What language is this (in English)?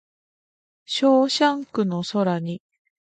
Japanese